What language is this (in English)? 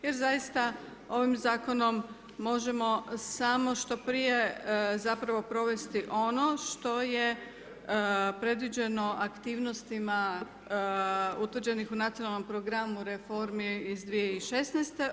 Croatian